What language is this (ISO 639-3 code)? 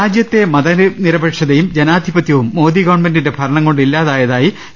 mal